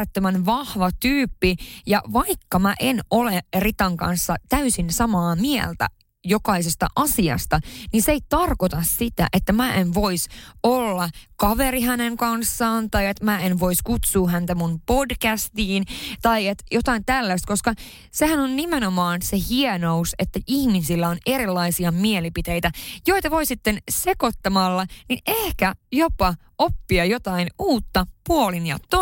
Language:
Finnish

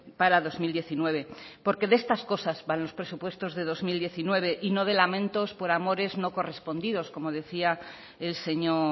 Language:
Spanish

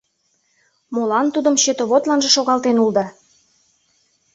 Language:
Mari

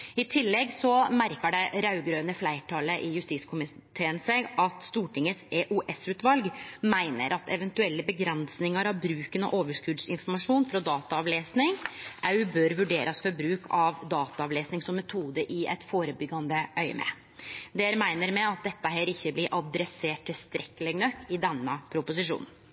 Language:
Norwegian Nynorsk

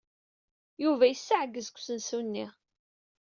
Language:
Kabyle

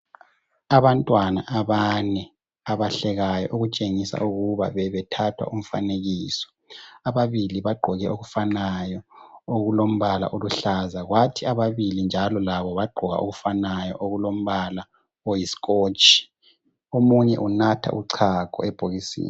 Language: North Ndebele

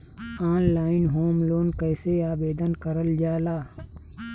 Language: Bhojpuri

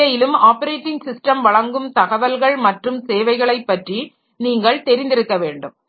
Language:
Tamil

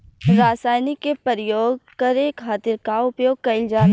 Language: Bhojpuri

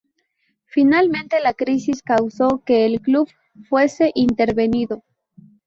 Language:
Spanish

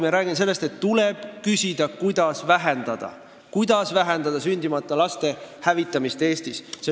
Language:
Estonian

